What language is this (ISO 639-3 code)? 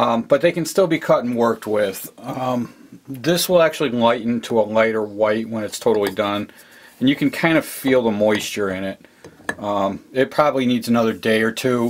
eng